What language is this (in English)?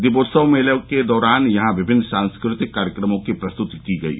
Hindi